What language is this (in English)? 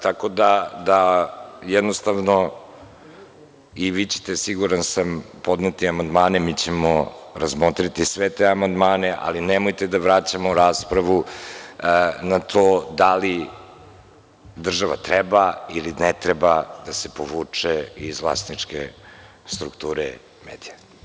Serbian